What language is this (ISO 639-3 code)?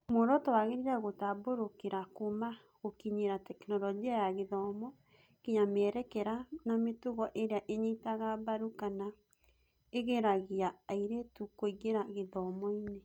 kik